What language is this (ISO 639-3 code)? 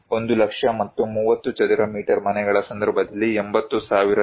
kan